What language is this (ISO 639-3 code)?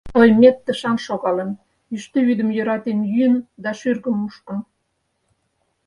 chm